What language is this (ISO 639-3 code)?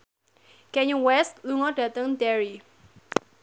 jav